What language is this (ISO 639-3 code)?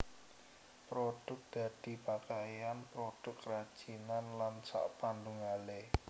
jav